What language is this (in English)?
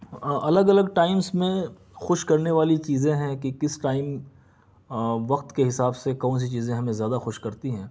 Urdu